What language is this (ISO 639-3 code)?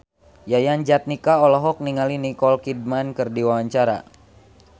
sun